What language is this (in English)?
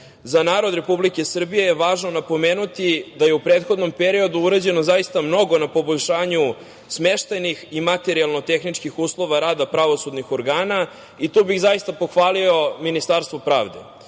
Serbian